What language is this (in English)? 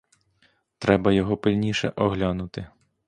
Ukrainian